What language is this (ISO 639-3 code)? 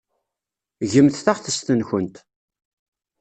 kab